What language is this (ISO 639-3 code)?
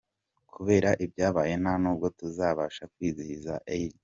kin